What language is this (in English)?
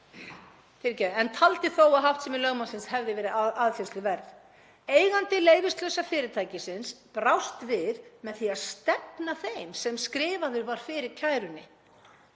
Icelandic